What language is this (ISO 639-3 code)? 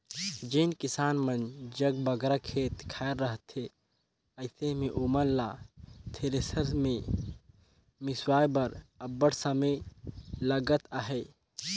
hne